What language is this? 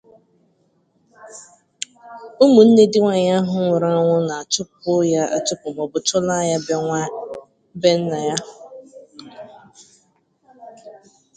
Igbo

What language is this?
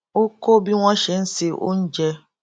Yoruba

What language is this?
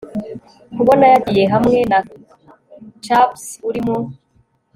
Kinyarwanda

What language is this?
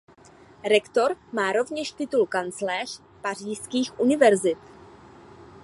Czech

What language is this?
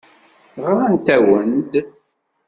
Kabyle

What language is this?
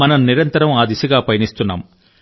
Telugu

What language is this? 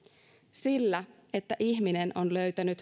Finnish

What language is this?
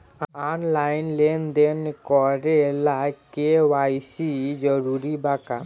Bhojpuri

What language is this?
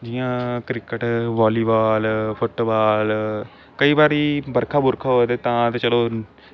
Dogri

